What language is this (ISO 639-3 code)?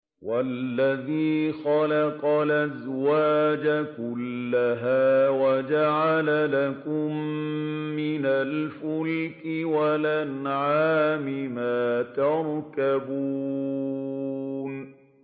ara